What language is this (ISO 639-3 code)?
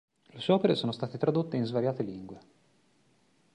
ita